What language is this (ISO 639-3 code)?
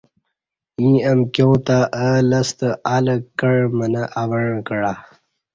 bsh